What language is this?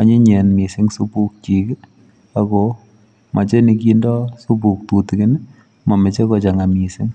Kalenjin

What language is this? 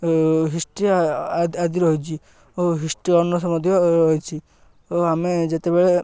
Odia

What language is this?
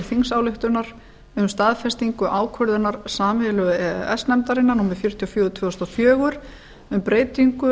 Icelandic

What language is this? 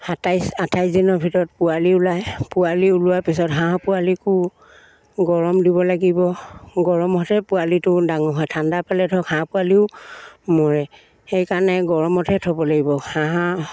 Assamese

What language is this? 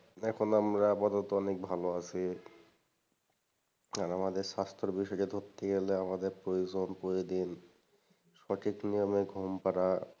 Bangla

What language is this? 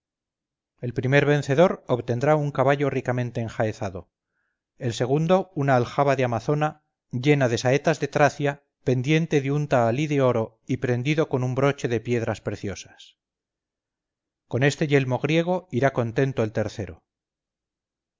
Spanish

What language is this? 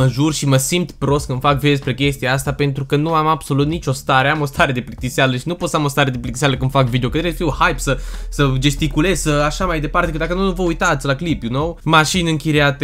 Romanian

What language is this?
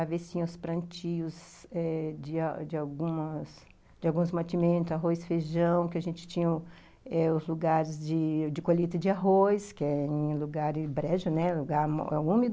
Portuguese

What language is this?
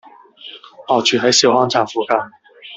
Cantonese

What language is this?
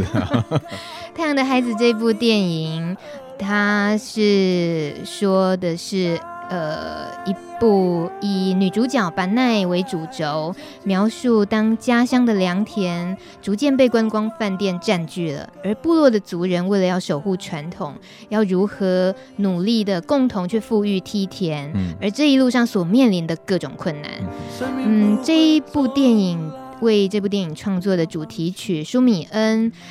Chinese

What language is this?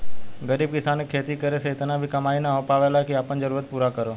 Bhojpuri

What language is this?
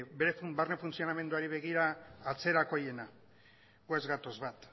Basque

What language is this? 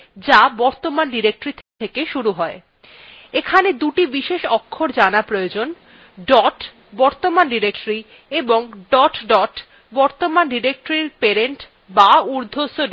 Bangla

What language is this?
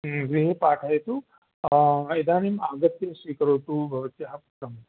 Sanskrit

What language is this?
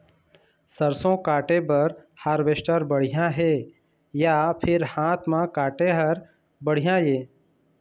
Chhattisgarhi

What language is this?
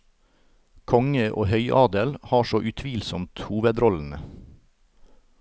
Norwegian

